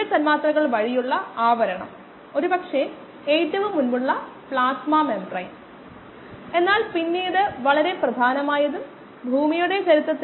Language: Malayalam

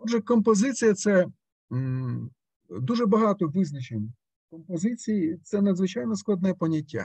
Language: Russian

